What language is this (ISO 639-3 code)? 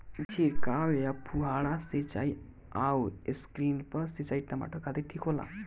bho